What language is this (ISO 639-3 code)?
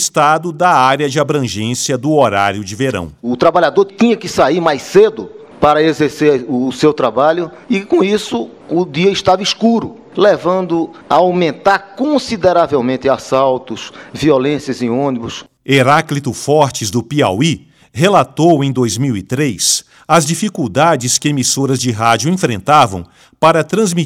por